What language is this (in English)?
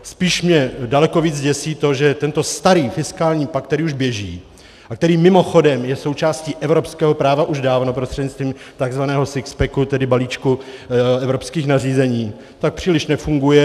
Czech